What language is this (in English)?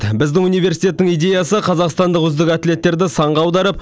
Kazakh